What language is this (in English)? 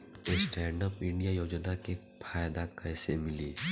Bhojpuri